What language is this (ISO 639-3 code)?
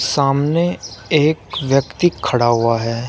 hin